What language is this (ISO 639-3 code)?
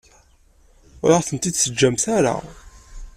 kab